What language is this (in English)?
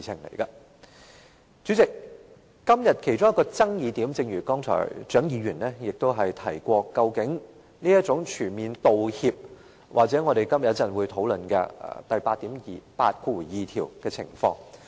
Cantonese